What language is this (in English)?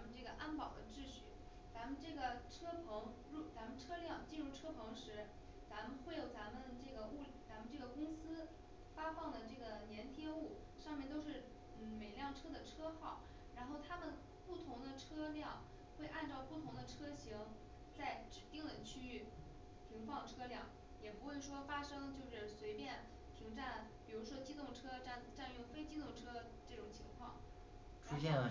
Chinese